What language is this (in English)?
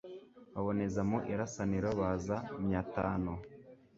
Kinyarwanda